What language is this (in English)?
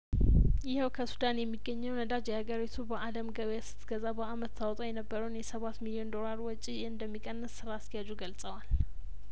Amharic